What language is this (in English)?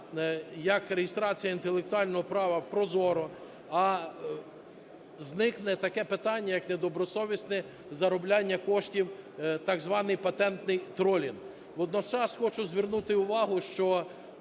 Ukrainian